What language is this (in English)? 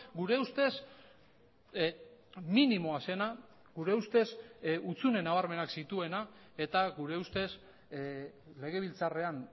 Basque